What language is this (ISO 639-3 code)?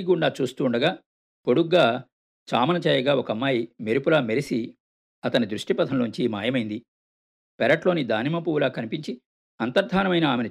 tel